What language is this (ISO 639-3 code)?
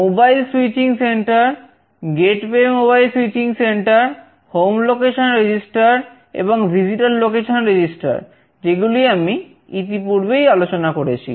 ben